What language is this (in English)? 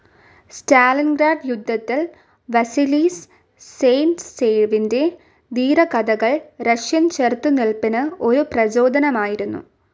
Malayalam